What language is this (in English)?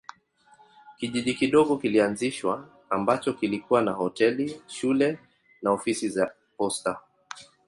Swahili